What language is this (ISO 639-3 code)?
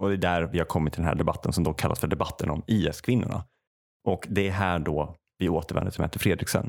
swe